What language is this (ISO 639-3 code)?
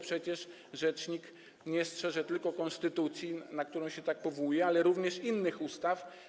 pol